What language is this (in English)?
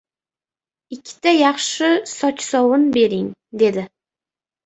Uzbek